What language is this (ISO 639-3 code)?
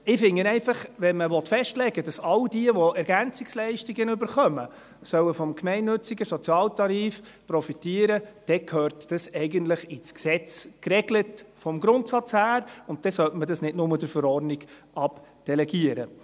gsw